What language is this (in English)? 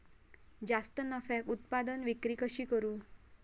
Marathi